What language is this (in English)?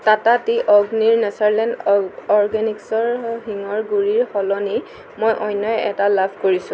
Assamese